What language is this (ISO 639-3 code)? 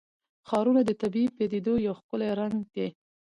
pus